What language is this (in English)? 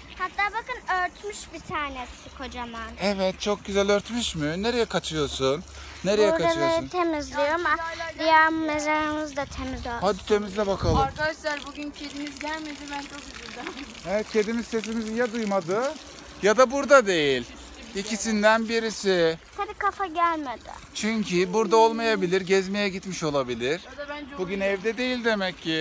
Turkish